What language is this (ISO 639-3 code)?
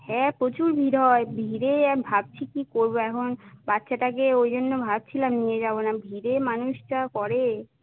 ben